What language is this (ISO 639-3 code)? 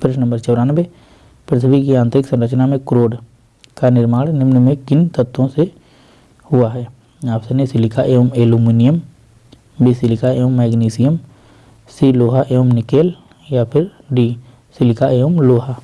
hin